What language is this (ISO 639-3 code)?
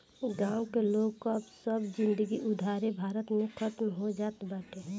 bho